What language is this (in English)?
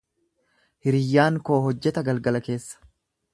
Oromo